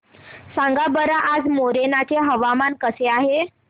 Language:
Marathi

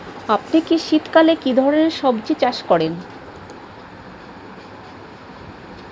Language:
Bangla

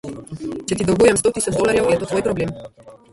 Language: Slovenian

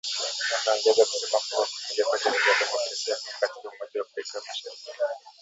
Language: Swahili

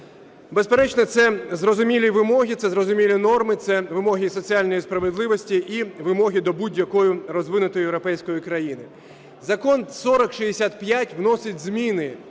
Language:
Ukrainian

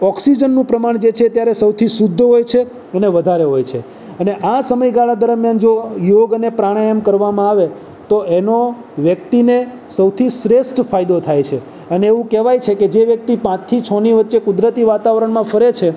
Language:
Gujarati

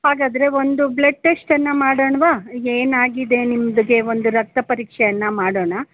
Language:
Kannada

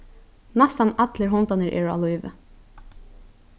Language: Faroese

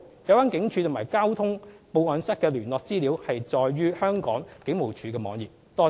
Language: Cantonese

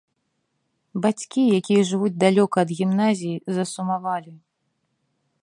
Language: Belarusian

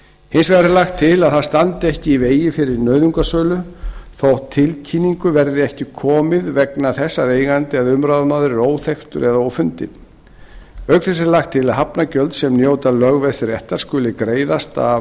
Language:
Icelandic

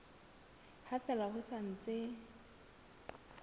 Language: Southern Sotho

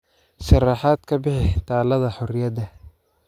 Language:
Somali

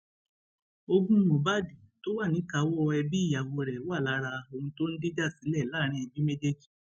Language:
Yoruba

